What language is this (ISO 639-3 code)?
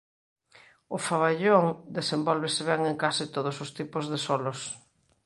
glg